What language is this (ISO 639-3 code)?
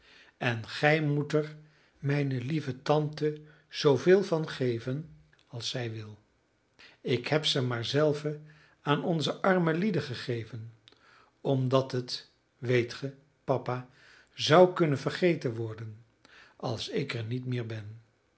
nld